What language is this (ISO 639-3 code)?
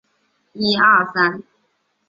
zho